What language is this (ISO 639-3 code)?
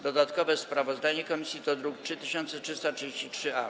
pol